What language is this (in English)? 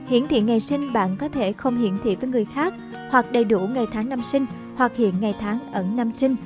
Vietnamese